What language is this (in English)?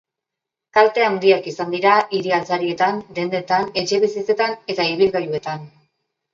Basque